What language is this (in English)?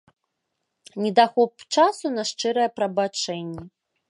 Belarusian